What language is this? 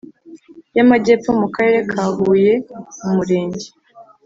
Kinyarwanda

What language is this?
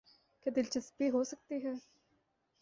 Urdu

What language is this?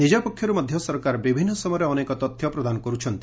Odia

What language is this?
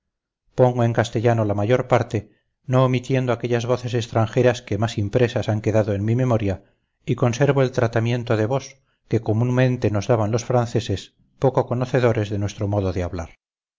Spanish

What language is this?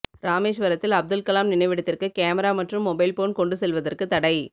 Tamil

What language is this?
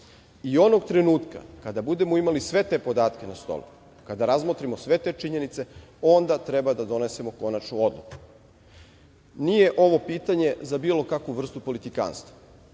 Serbian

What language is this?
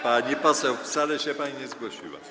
Polish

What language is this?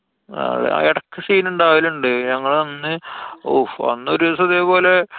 Malayalam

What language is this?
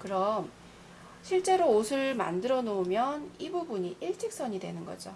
Korean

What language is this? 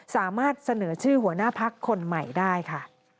Thai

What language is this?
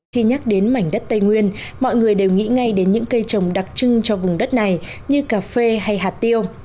Vietnamese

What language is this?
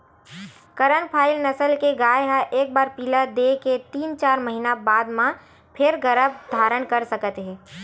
Chhattisgarhi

